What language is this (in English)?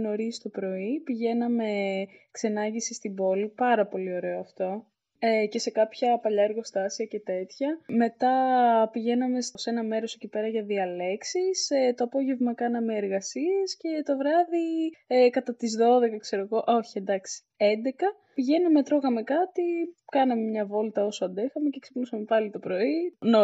Greek